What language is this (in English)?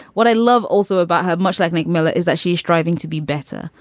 English